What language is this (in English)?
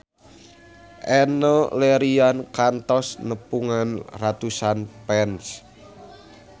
Sundanese